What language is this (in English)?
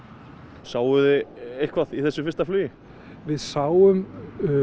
Icelandic